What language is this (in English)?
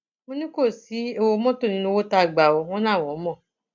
Yoruba